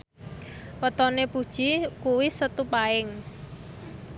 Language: Javanese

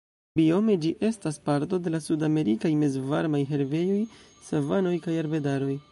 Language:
Esperanto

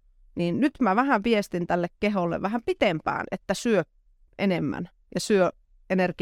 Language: Finnish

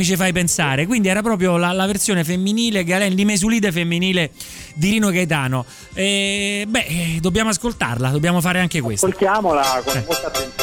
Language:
Italian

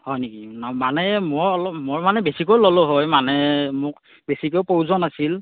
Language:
Assamese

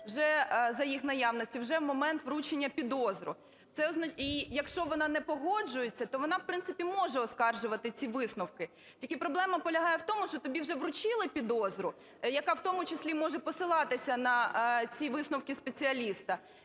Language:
Ukrainian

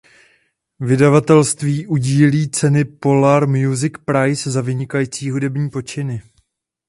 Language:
Czech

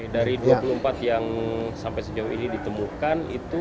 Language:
Indonesian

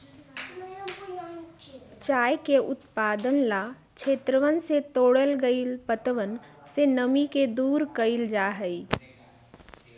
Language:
Magahi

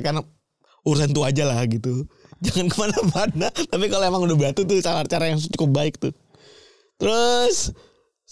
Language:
Indonesian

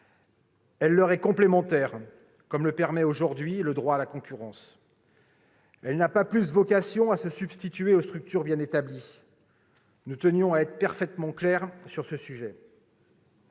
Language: French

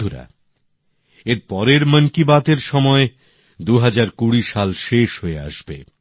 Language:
Bangla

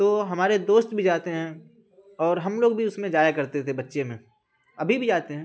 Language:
Urdu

